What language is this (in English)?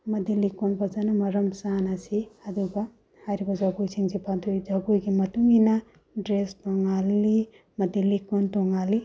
Manipuri